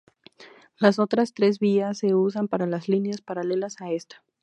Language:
Spanish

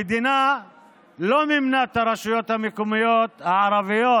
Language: Hebrew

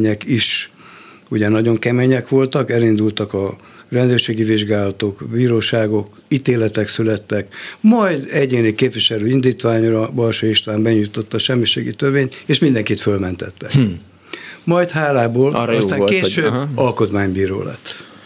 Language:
Hungarian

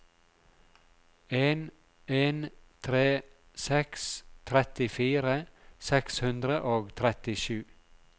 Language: Norwegian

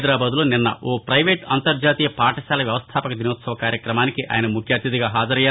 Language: Telugu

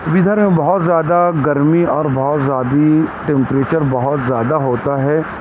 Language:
Urdu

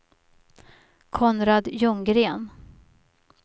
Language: Swedish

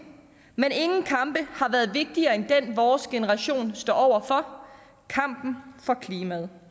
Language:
Danish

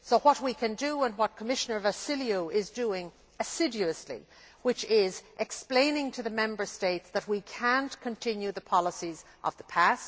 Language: English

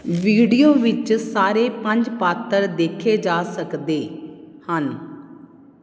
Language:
Punjabi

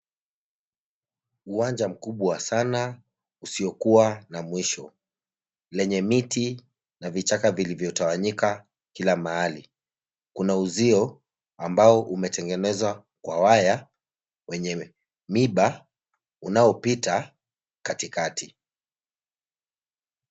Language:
Swahili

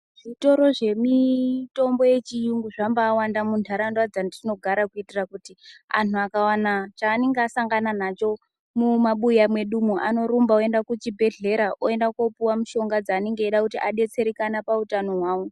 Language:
Ndau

